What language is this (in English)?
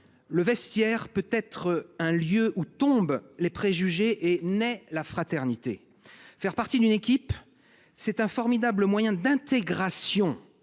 French